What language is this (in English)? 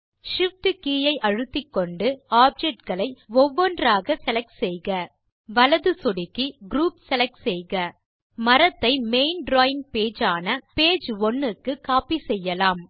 Tamil